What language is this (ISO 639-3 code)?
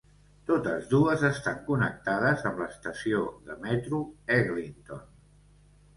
cat